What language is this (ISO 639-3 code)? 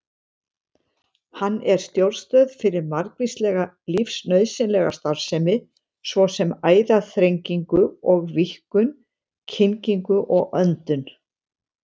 isl